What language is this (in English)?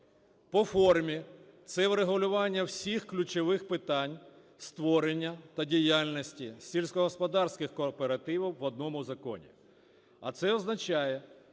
Ukrainian